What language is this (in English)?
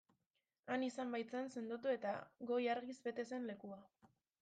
Basque